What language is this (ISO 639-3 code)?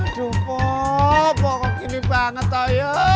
ind